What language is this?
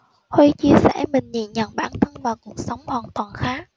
Vietnamese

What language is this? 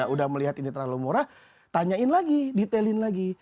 Indonesian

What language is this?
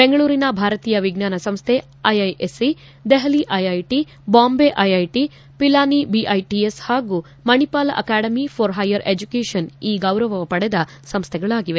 Kannada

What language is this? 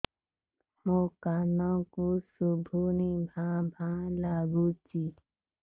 Odia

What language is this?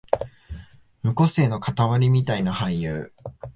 Japanese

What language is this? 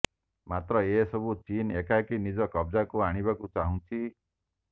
Odia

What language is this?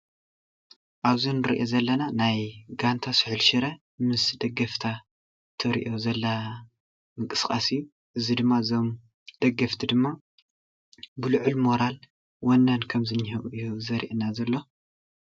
Tigrinya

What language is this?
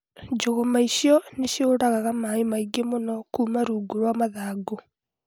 Kikuyu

